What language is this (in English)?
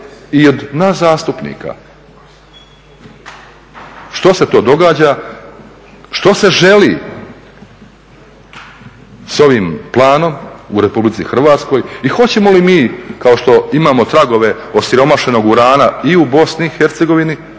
Croatian